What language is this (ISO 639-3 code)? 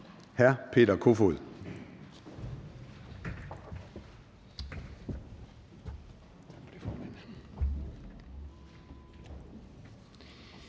dan